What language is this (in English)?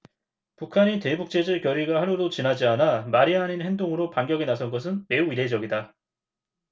Korean